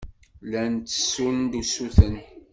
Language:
Kabyle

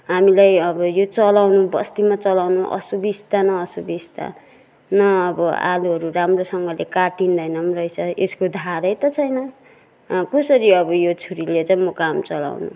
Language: Nepali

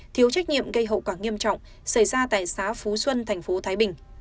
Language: Vietnamese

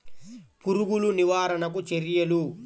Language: Telugu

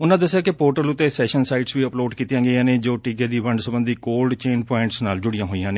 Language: Punjabi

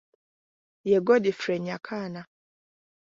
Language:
Ganda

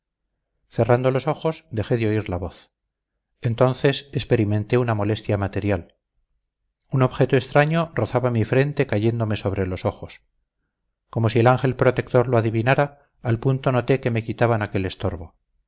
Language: Spanish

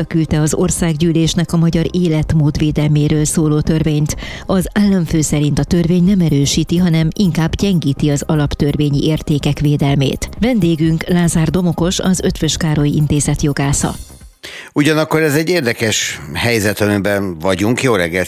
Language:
Hungarian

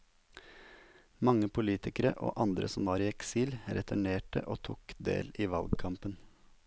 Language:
Norwegian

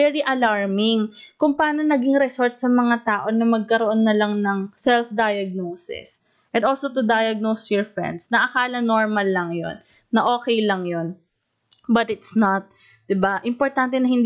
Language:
Filipino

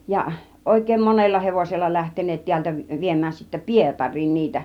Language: Finnish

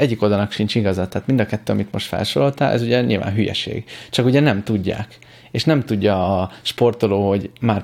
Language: Hungarian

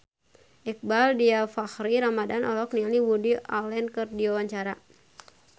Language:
Sundanese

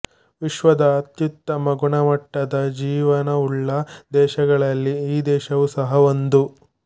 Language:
Kannada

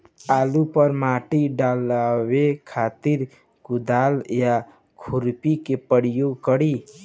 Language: Bhojpuri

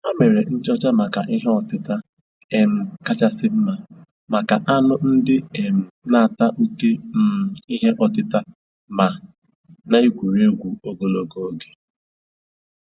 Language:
Igbo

